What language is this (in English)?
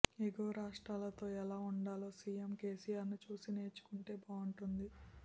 Telugu